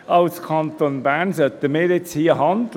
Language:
Swiss German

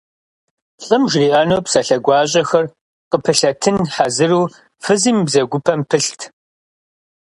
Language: Kabardian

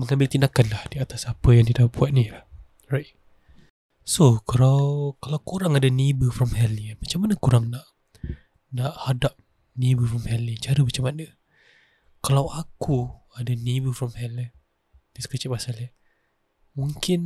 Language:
Malay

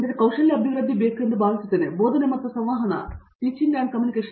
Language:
Kannada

